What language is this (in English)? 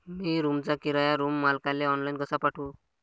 Marathi